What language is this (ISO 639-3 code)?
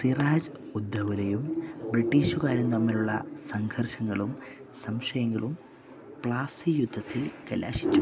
mal